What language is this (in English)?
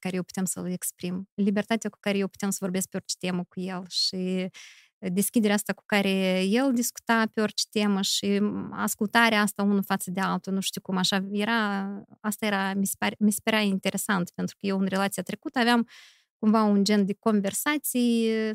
Romanian